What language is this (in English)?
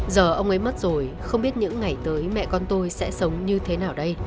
Vietnamese